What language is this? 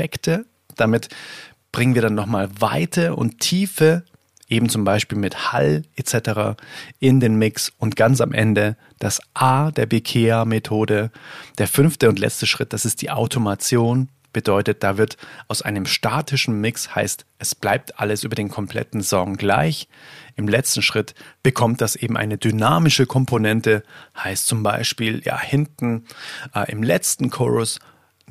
German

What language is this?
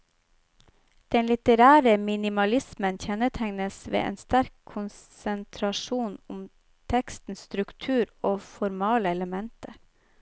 Norwegian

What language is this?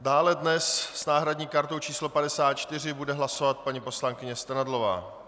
Czech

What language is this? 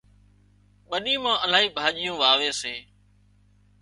Wadiyara Koli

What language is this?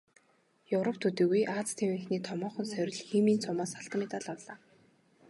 Mongolian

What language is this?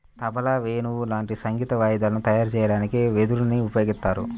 Telugu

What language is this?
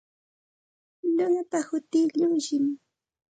Santa Ana de Tusi Pasco Quechua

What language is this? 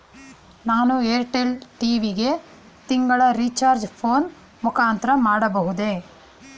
Kannada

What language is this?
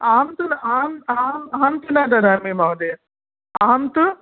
Sanskrit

